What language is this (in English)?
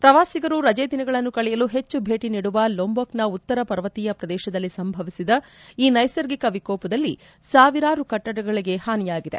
Kannada